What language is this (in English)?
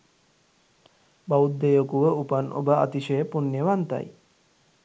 Sinhala